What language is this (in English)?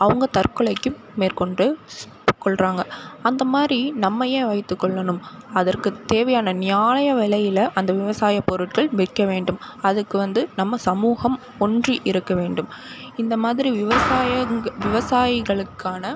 Tamil